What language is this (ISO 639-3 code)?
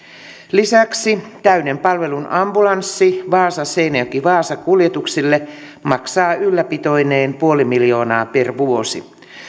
fin